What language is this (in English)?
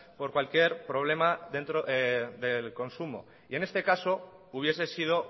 Spanish